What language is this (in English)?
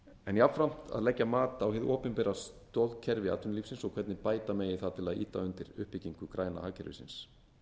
Icelandic